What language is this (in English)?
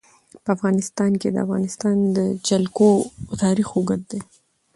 Pashto